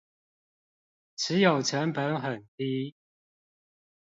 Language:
Chinese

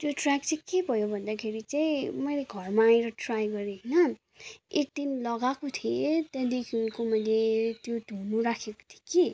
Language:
Nepali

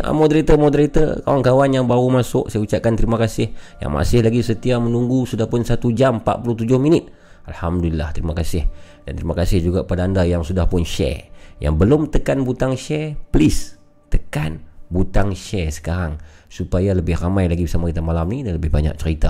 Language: Malay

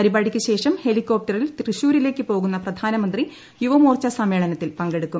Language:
Malayalam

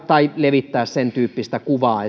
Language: Finnish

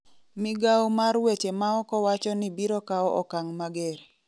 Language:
Luo (Kenya and Tanzania)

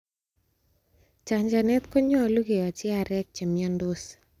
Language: Kalenjin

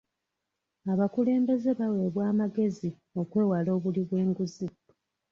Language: Ganda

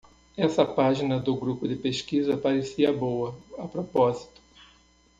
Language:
Portuguese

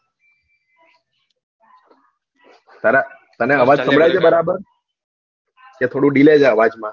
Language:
Gujarati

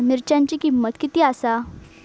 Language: Marathi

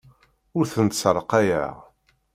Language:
Kabyle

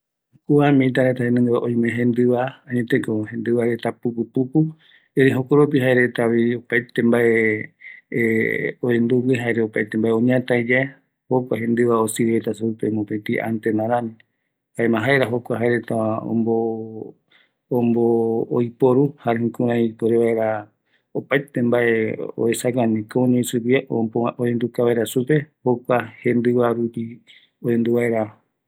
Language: Eastern Bolivian Guaraní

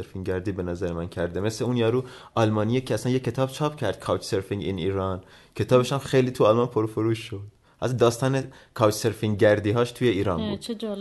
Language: Persian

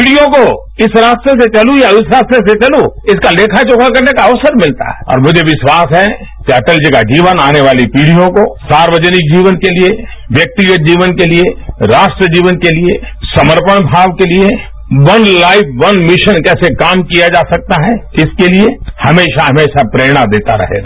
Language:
Hindi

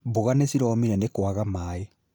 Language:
Kikuyu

